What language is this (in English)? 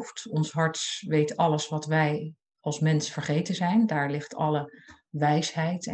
Dutch